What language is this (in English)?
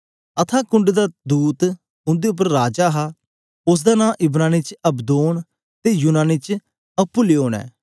Dogri